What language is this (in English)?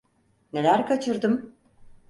Turkish